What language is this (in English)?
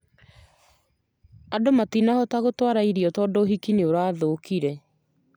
Kikuyu